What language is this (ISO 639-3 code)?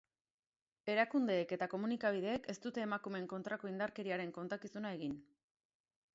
eus